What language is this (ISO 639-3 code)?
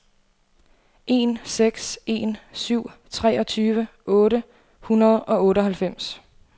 dan